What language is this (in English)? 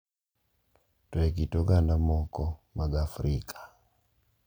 Luo (Kenya and Tanzania)